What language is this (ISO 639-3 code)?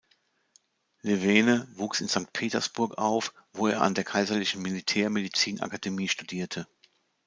deu